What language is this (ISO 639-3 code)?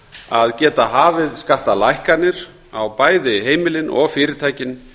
isl